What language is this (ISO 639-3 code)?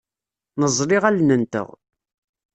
kab